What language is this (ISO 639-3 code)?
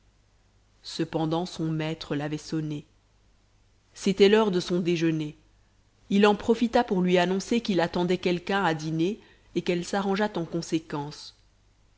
fra